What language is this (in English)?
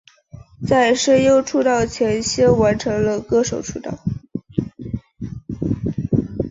Chinese